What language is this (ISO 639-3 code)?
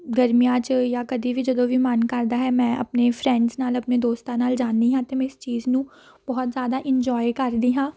pan